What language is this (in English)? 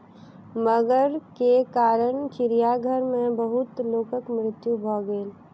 Maithili